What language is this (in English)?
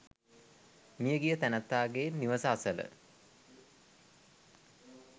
Sinhala